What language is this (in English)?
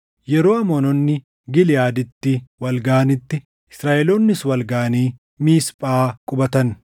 Oromo